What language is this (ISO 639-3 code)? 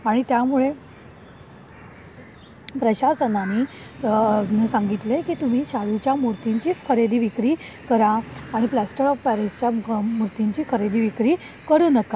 mar